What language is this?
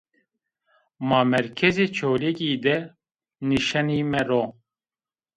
Zaza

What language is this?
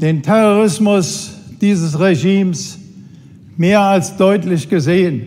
German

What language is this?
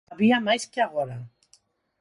Galician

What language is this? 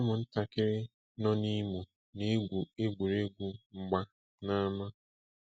Igbo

